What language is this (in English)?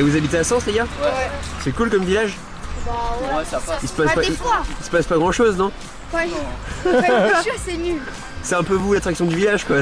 French